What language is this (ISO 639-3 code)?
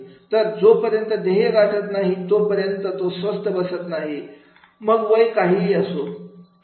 mar